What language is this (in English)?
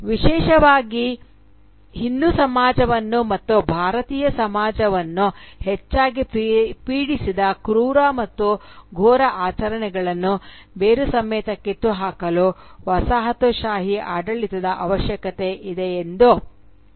Kannada